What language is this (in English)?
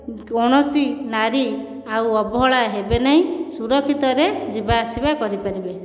Odia